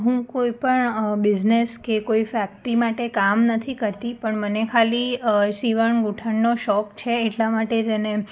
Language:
Gujarati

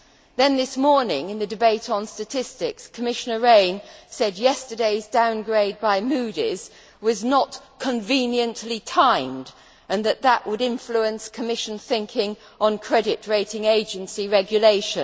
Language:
English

